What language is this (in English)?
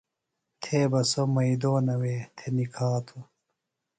Phalura